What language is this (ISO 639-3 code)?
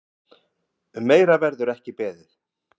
isl